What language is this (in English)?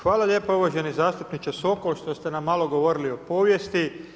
Croatian